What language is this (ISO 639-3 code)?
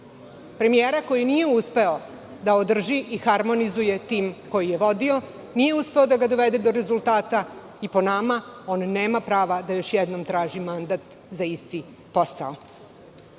srp